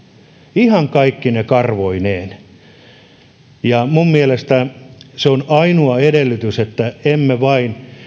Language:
Finnish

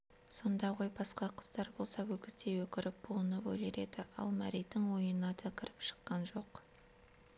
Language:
Kazakh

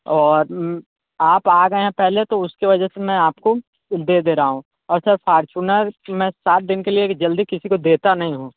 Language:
Hindi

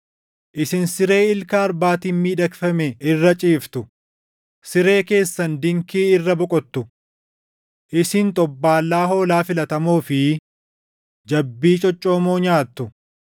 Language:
Oromo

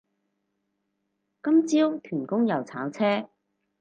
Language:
Cantonese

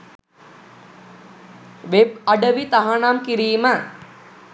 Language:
Sinhala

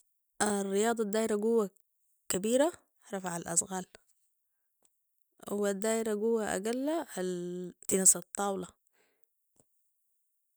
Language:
Sudanese Arabic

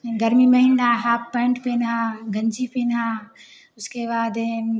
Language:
Hindi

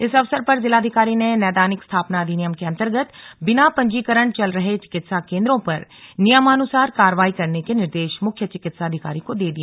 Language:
Hindi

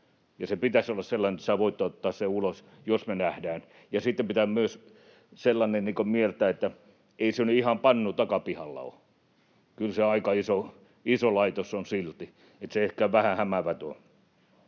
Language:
Finnish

